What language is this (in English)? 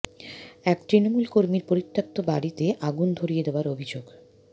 Bangla